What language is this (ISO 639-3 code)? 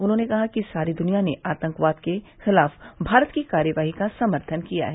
hin